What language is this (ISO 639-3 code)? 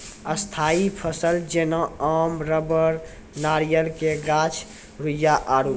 mai